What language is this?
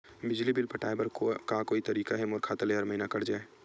Chhattisgarhi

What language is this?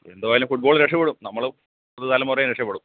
Malayalam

